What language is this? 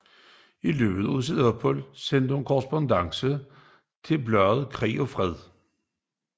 Danish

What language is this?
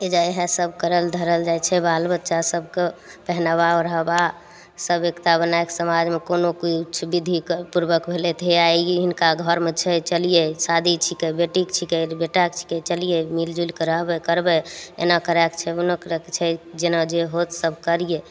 Maithili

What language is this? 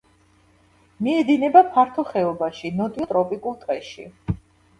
Georgian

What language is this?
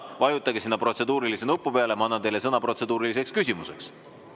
Estonian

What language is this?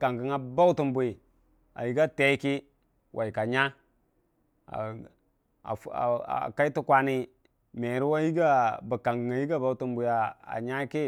Dijim-Bwilim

